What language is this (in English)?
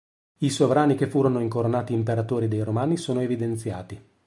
Italian